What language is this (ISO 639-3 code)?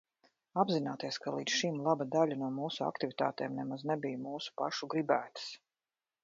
lav